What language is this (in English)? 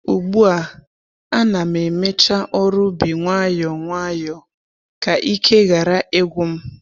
Igbo